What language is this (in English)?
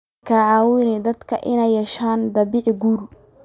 Somali